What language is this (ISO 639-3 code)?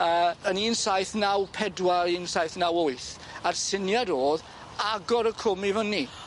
cym